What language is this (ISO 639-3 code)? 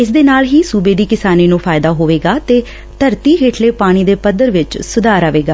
pan